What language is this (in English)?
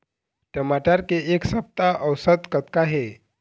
Chhattisgarhi